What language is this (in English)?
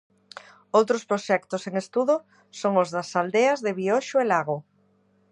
Galician